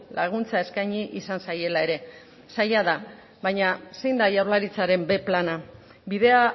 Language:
Basque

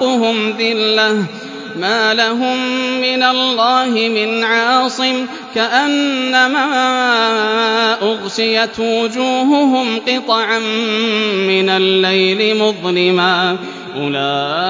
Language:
Arabic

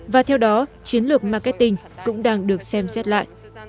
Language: Vietnamese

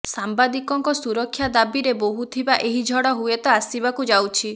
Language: Odia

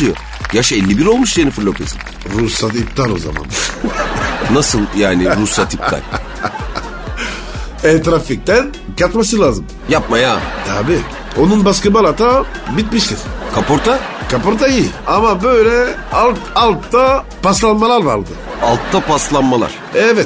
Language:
Turkish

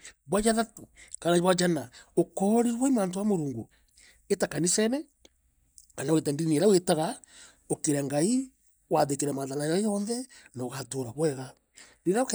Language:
Meru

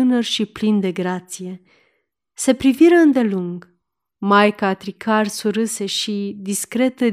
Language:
Romanian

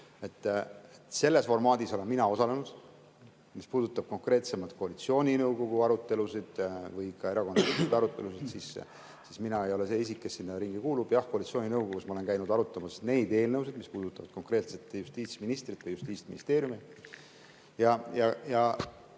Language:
Estonian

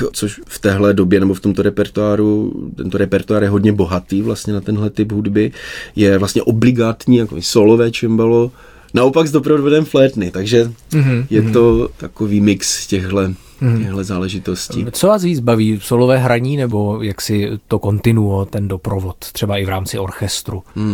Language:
Czech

